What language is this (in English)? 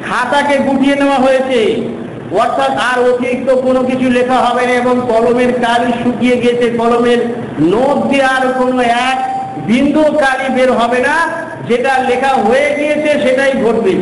Indonesian